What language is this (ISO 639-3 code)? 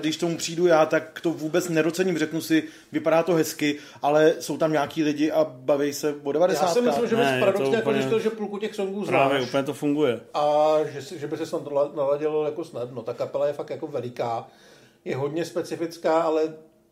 ces